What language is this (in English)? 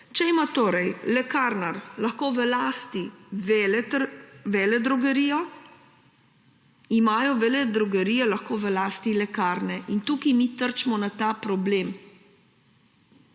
Slovenian